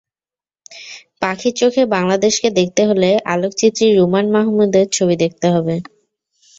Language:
Bangla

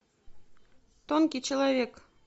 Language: Russian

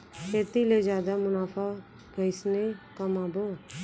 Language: Chhattisgarhi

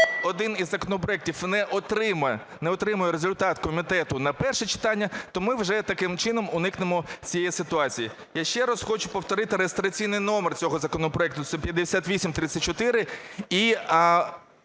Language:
Ukrainian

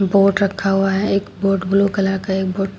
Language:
Hindi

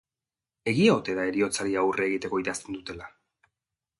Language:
Basque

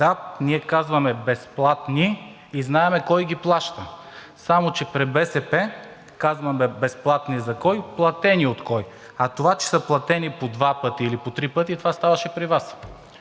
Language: Bulgarian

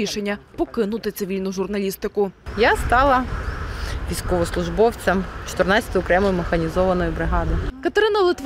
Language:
Ukrainian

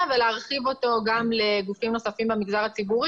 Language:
Hebrew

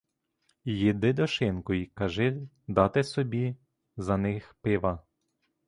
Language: Ukrainian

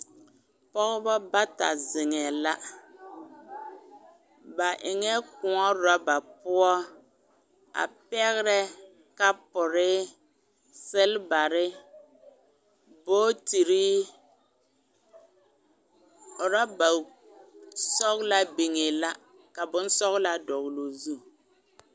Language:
Southern Dagaare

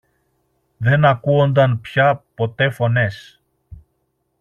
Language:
Greek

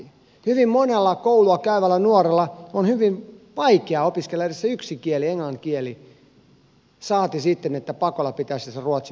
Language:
Finnish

